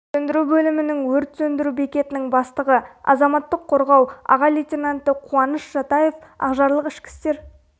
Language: Kazakh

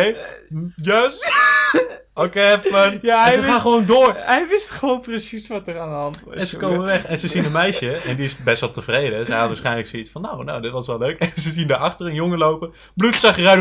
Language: Dutch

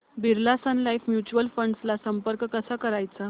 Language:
Marathi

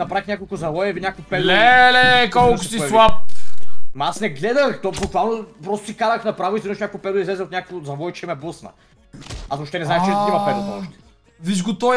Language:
Bulgarian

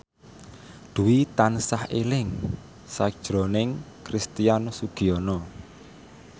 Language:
Javanese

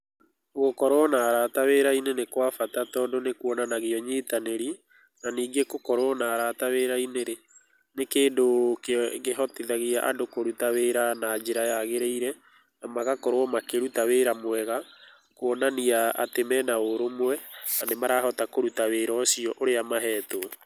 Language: Kikuyu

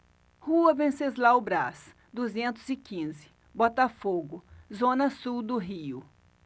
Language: Portuguese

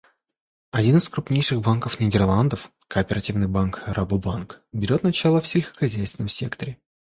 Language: Russian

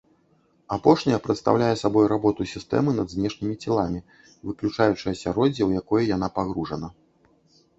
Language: Belarusian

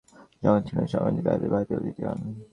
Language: Bangla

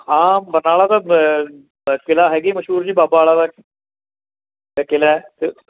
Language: Punjabi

